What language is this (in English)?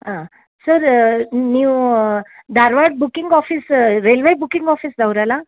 Kannada